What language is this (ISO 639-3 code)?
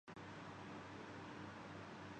urd